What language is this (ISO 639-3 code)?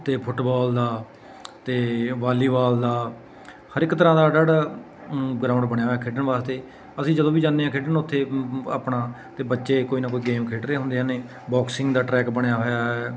pan